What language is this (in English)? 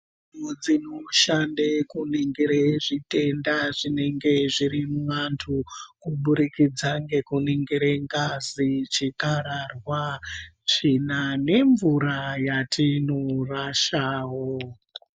Ndau